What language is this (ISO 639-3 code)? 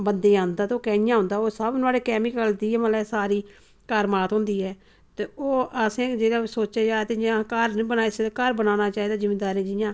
doi